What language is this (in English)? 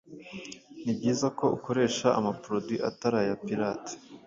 Kinyarwanda